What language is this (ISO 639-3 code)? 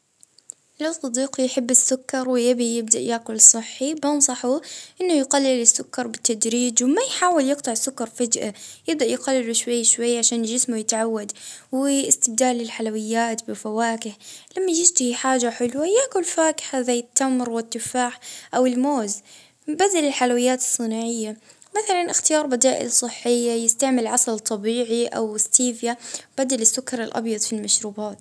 ayl